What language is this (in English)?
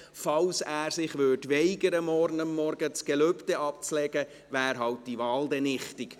Swiss German